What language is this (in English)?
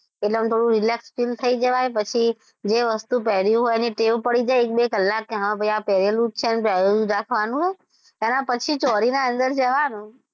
Gujarati